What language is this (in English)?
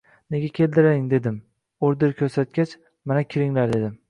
Uzbek